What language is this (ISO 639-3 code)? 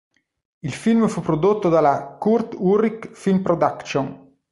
ita